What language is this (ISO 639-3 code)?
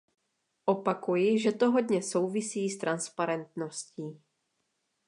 ces